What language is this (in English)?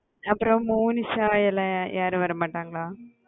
Tamil